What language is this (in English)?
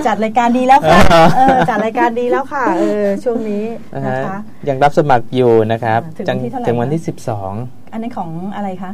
Thai